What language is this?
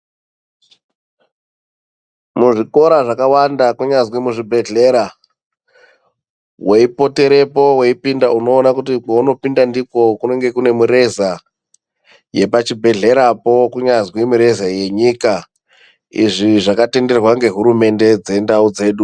Ndau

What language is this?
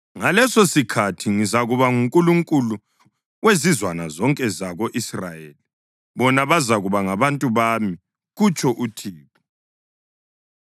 North Ndebele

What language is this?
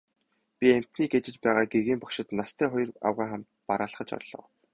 Mongolian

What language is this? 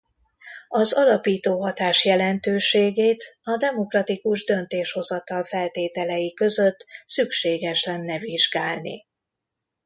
Hungarian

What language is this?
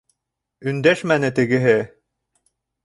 Bashkir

